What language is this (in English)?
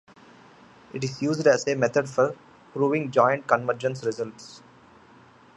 English